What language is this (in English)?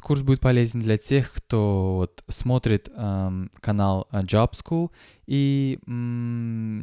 Russian